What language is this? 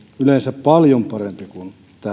Finnish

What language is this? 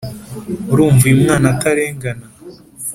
Kinyarwanda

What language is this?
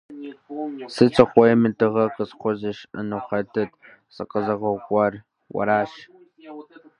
Kabardian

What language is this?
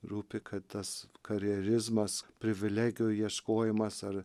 Lithuanian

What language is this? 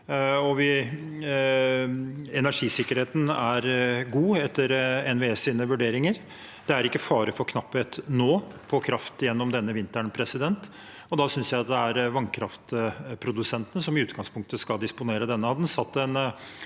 Norwegian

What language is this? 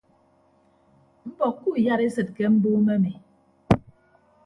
Ibibio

